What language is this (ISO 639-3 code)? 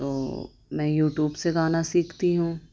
urd